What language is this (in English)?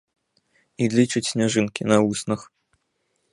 Belarusian